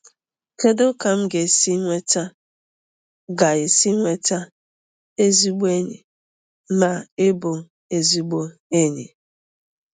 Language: Igbo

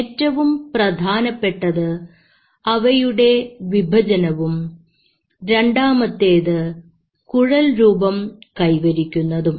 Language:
Malayalam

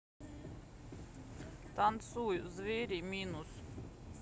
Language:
Russian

